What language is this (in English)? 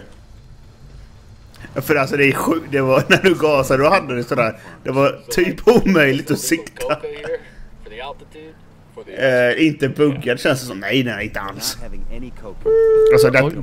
Swedish